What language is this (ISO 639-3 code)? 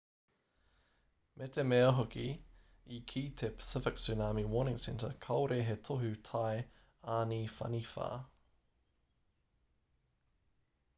mri